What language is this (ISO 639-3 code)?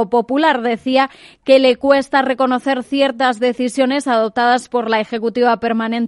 spa